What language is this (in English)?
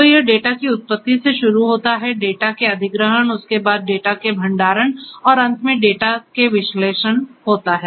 Hindi